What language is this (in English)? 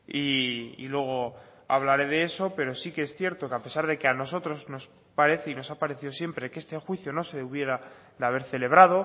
Spanish